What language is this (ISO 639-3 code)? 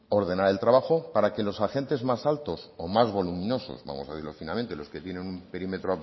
spa